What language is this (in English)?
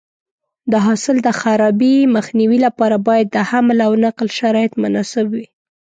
Pashto